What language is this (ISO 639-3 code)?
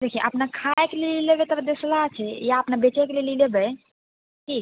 mai